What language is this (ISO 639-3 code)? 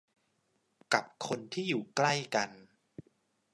tha